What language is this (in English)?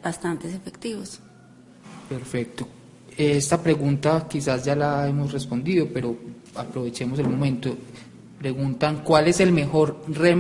Spanish